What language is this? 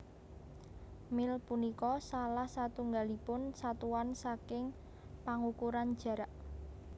Javanese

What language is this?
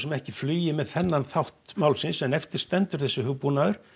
Icelandic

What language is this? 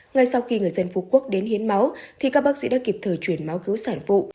Vietnamese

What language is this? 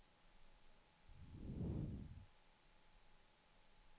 Swedish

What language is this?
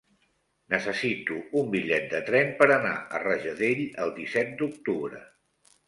Catalan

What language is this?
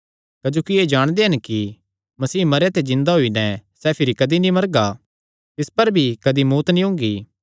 Kangri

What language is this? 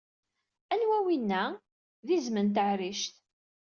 Kabyle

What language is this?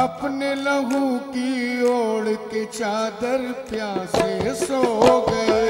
Hindi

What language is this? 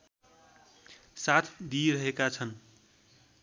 Nepali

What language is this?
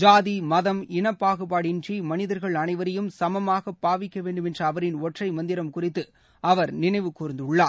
Tamil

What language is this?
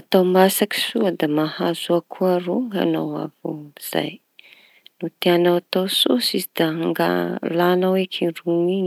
Tanosy Malagasy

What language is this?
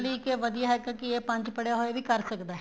Punjabi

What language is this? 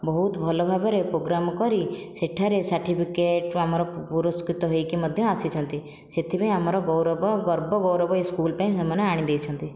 Odia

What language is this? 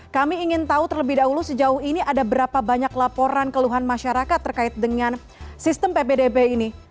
Indonesian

